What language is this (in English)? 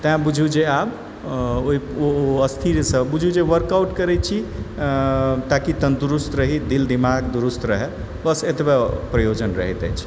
Maithili